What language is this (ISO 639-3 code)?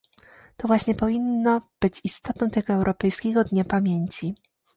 pol